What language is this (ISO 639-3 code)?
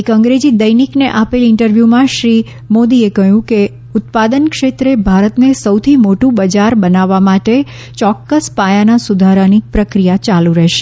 guj